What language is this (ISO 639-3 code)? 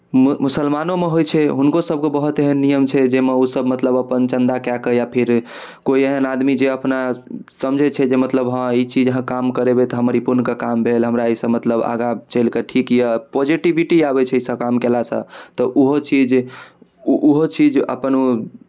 mai